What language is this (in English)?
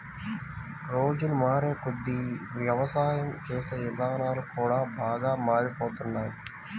Telugu